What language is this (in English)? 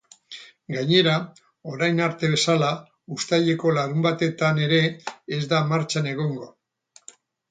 Basque